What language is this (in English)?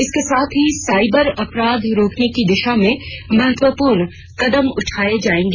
Hindi